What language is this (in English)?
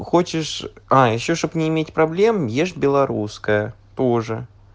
Russian